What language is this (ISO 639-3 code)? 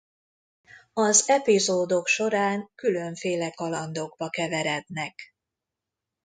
hun